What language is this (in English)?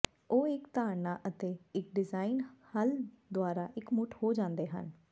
Punjabi